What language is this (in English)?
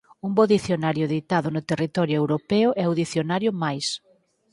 Galician